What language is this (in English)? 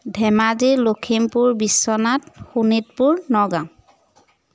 Assamese